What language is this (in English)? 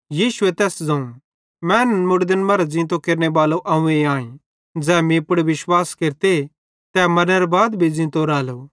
Bhadrawahi